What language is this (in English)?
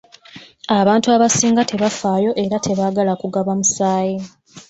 Ganda